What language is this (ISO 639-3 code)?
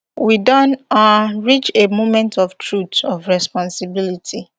pcm